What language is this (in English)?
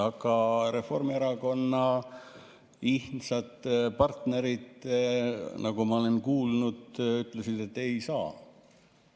Estonian